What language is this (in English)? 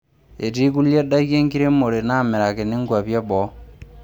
Masai